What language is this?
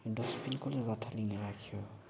Nepali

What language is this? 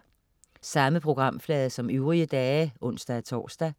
Danish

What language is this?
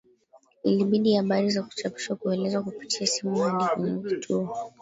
Swahili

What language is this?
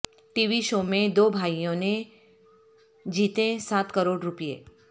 Urdu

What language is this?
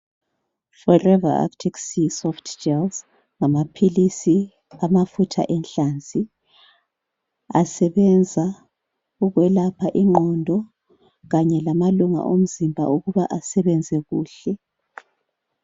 North Ndebele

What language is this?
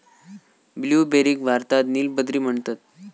Marathi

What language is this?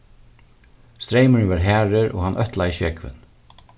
Faroese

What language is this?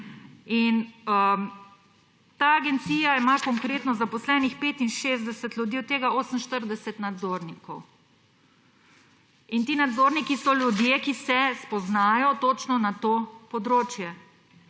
Slovenian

